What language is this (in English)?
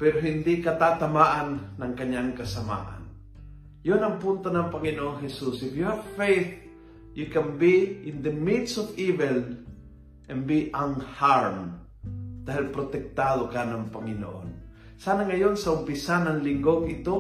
Filipino